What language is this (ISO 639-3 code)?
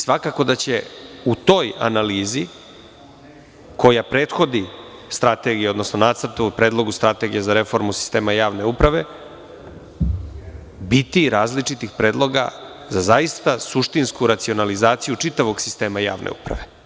srp